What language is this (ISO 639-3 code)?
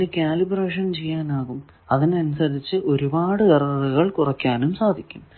mal